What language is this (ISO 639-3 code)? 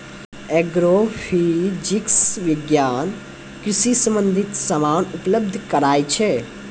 mai